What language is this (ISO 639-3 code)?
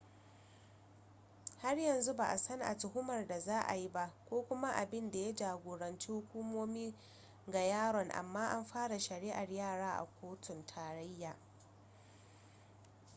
hau